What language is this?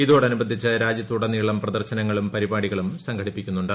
Malayalam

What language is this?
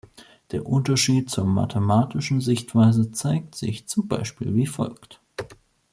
German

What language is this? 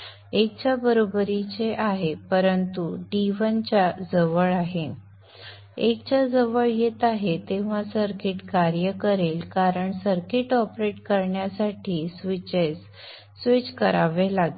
Marathi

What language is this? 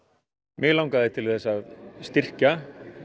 Icelandic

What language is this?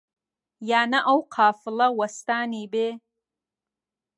Central Kurdish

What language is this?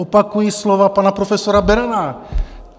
Czech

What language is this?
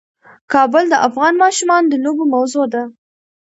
Pashto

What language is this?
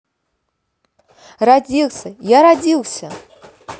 Russian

